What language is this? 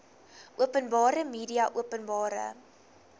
Afrikaans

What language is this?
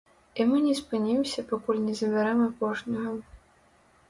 Belarusian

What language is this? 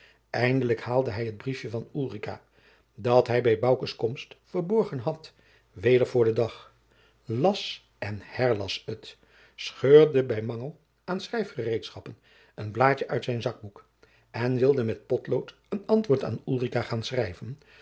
Dutch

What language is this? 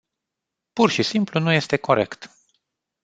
Romanian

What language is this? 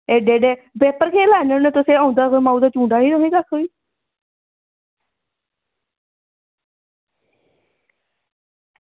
Dogri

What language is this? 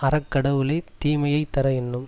Tamil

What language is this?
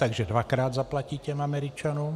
Czech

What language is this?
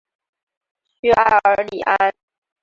Chinese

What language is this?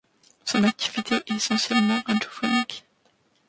French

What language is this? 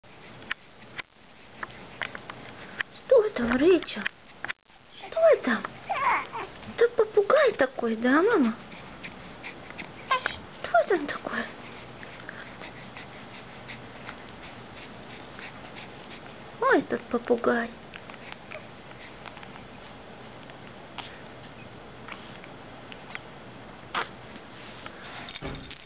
Russian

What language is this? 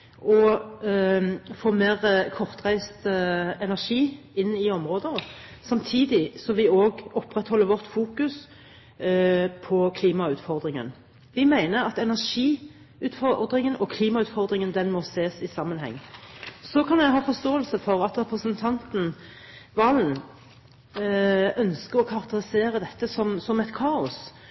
Norwegian Bokmål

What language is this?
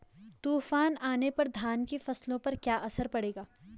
Hindi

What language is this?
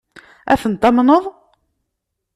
Kabyle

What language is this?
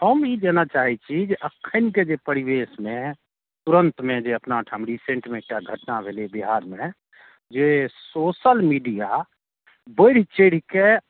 Maithili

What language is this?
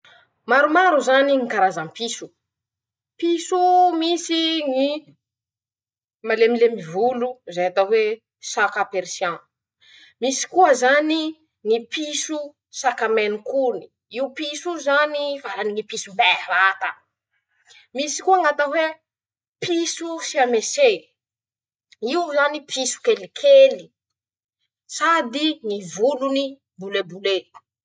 Masikoro Malagasy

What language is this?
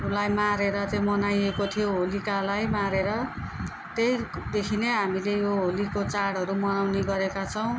Nepali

